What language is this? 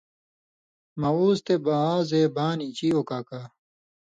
Indus Kohistani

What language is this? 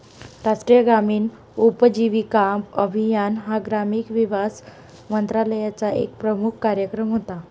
Marathi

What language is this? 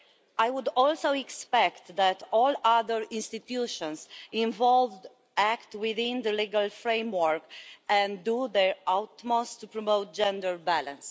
English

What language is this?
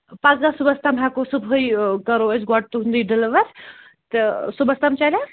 Kashmiri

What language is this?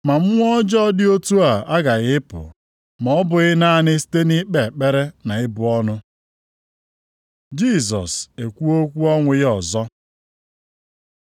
Igbo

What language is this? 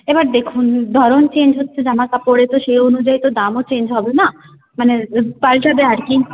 Bangla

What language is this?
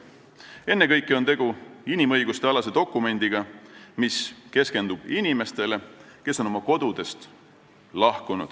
Estonian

